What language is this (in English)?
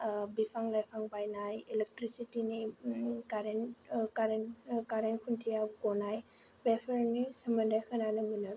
Bodo